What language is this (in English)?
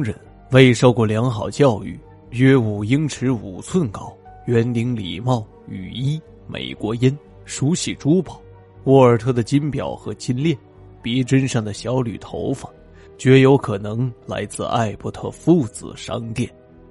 Chinese